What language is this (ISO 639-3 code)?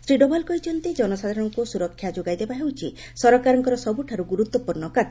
ori